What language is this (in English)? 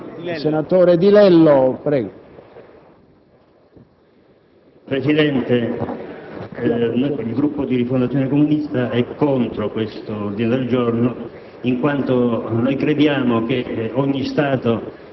Italian